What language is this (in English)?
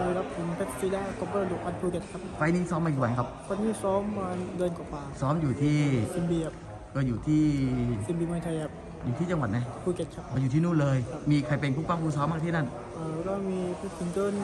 Thai